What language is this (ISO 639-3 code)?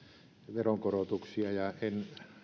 fin